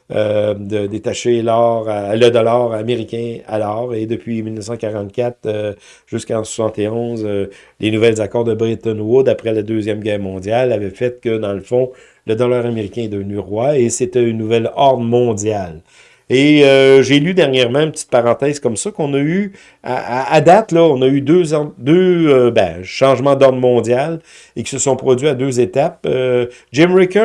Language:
French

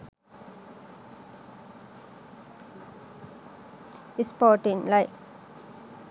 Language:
Sinhala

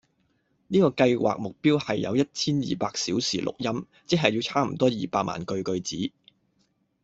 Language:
Cantonese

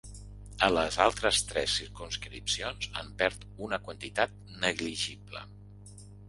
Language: Catalan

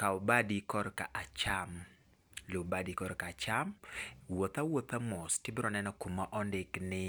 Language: Luo (Kenya and Tanzania)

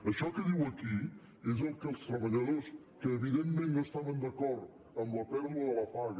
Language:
Catalan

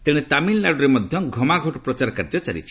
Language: Odia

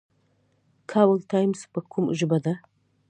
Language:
Pashto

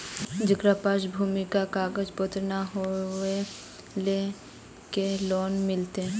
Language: Magahi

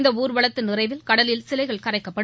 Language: Tamil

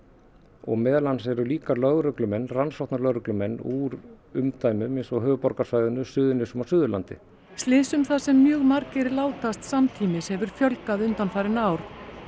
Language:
Icelandic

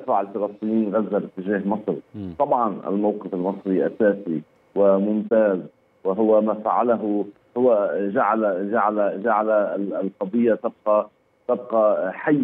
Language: Arabic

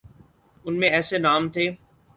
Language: Urdu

